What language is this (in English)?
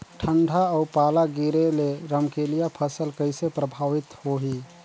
Chhattisgarhi